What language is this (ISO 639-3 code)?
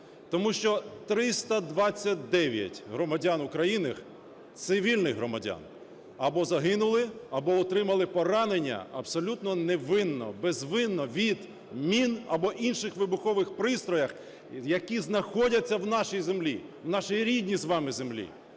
ukr